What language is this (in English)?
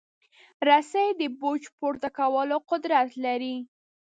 Pashto